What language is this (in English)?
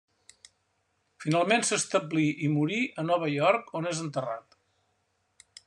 Catalan